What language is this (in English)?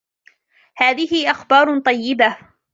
Arabic